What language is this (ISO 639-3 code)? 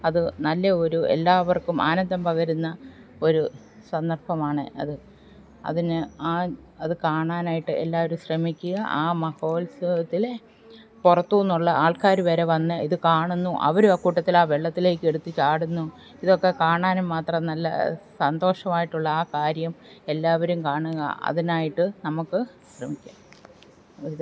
mal